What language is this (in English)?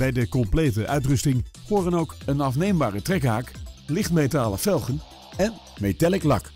Dutch